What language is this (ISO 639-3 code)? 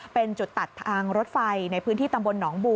tha